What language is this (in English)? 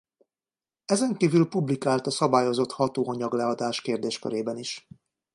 Hungarian